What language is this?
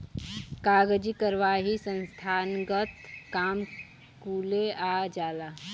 Bhojpuri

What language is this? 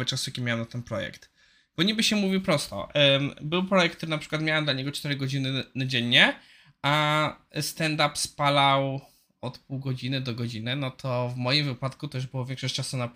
Polish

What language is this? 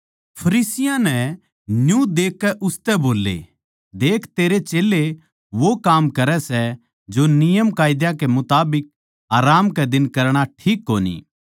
Haryanvi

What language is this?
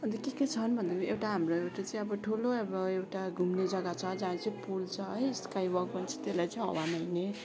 Nepali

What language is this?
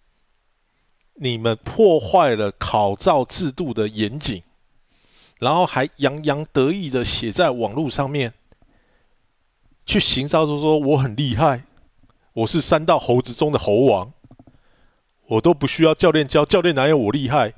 Chinese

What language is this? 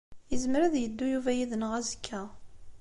Kabyle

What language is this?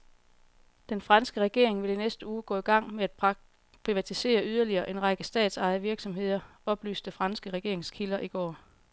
Danish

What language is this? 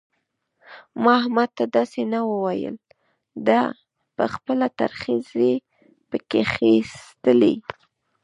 Pashto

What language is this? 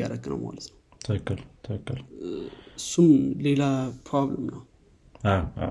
Amharic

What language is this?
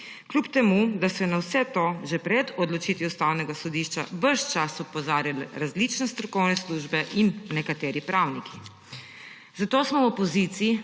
Slovenian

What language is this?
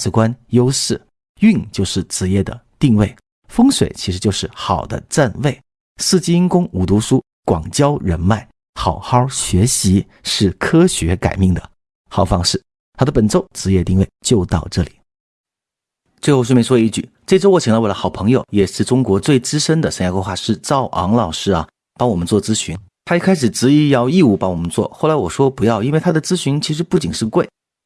Chinese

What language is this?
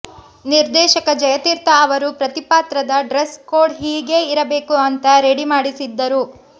Kannada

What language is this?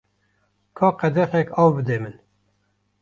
Kurdish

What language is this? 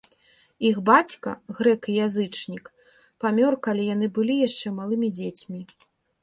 Belarusian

